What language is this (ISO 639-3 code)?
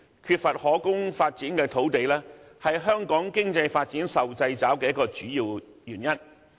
yue